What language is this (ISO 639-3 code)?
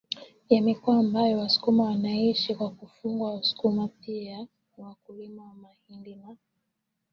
swa